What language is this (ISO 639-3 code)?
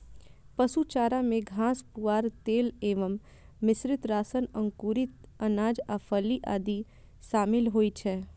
mai